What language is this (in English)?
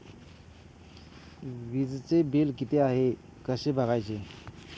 Marathi